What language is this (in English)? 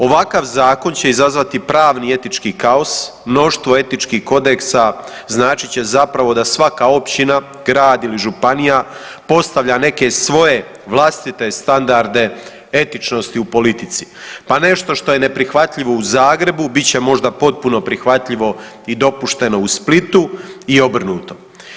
Croatian